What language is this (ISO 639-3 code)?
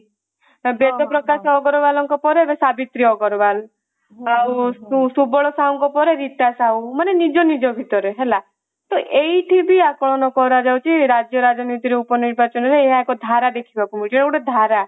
ori